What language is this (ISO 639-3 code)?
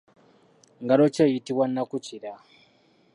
lug